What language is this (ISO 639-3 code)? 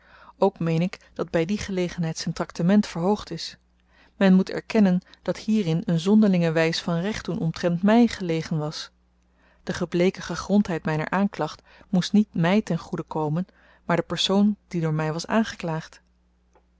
nld